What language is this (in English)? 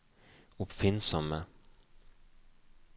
Norwegian